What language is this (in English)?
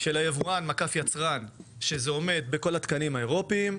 Hebrew